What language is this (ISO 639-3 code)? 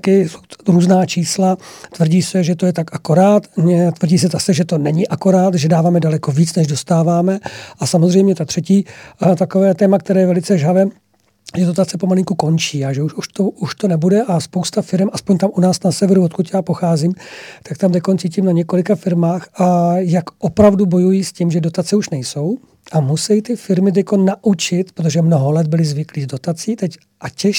ces